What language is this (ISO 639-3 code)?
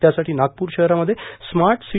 mar